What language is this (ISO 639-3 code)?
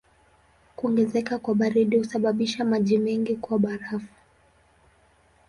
swa